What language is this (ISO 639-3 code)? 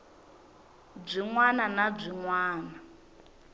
tso